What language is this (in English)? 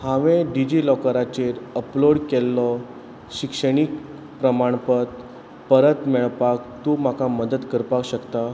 Konkani